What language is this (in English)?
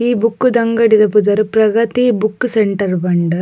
Tulu